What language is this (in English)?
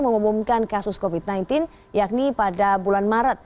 Indonesian